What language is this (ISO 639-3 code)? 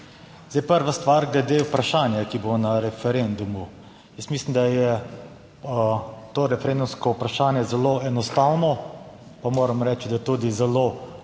slv